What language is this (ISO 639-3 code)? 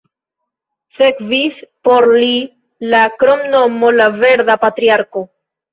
epo